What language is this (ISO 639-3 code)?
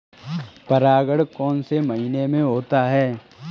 hin